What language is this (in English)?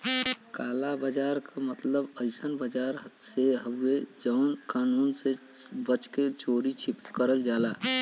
Bhojpuri